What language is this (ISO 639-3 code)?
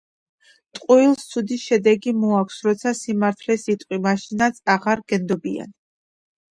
kat